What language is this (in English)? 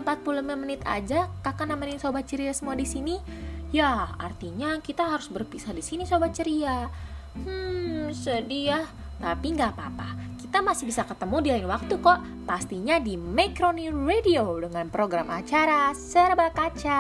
Indonesian